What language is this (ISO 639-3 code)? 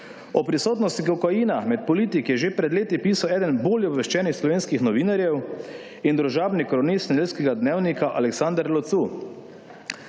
slv